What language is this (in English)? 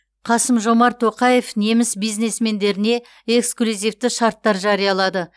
Kazakh